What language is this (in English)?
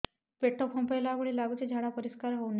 Odia